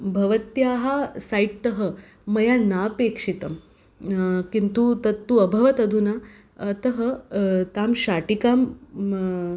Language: Sanskrit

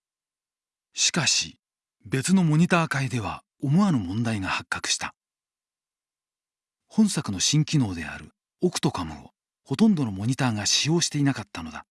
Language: Japanese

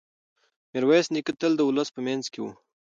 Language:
Pashto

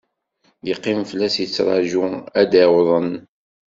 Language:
Kabyle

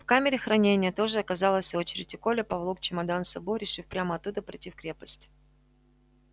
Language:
Russian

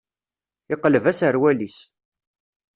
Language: Kabyle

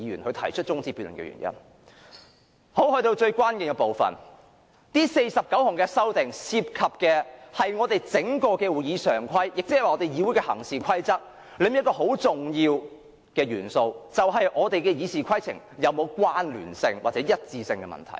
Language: Cantonese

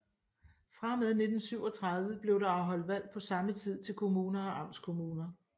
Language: Danish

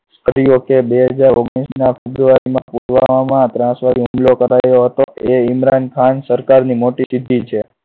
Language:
Gujarati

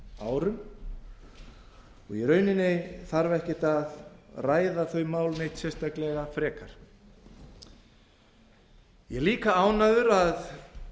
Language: Icelandic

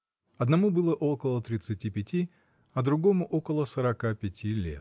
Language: Russian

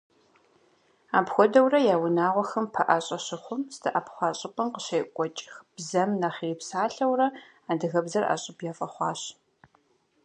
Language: Kabardian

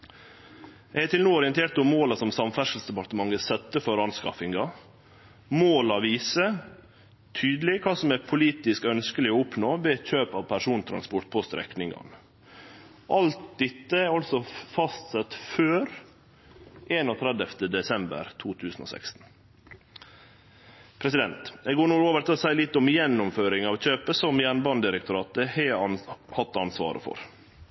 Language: Norwegian Nynorsk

